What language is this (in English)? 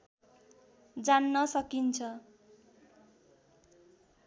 Nepali